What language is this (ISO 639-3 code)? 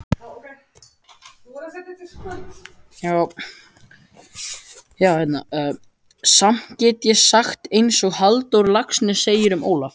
isl